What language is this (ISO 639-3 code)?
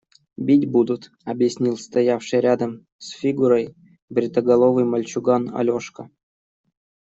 rus